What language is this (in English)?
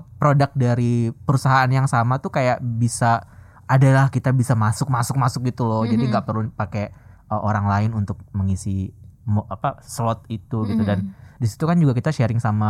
Indonesian